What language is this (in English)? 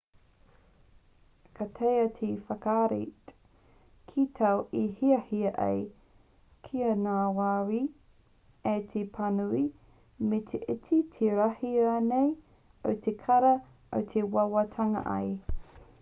Māori